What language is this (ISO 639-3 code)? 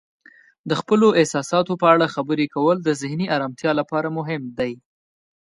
pus